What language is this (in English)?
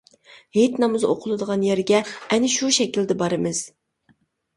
Uyghur